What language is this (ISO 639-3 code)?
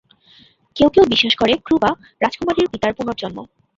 ben